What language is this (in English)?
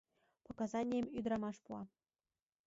Mari